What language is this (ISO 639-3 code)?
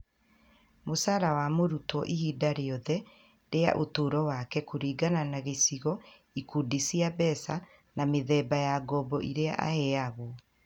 kik